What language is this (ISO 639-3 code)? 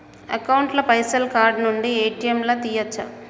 tel